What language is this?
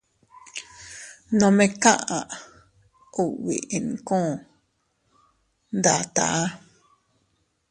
Teutila Cuicatec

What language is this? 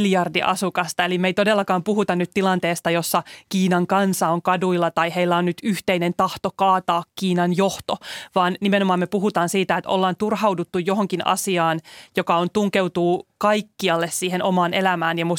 Finnish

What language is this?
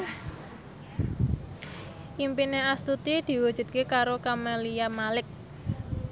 Javanese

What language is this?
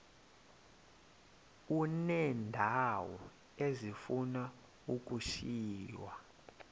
Xhosa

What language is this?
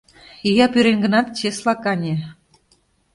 Mari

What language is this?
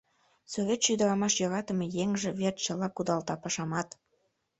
Mari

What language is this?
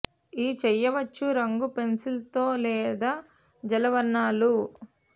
Telugu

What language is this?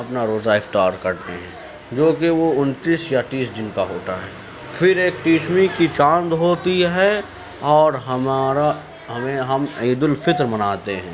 Urdu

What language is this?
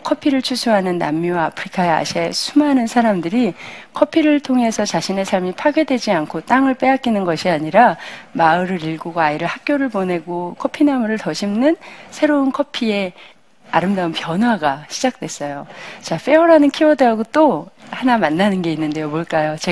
Korean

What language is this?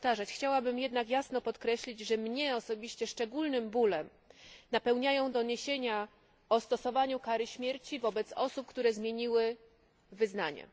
Polish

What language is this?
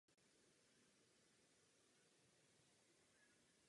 Czech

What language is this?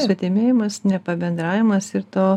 Lithuanian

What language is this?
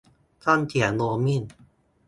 Thai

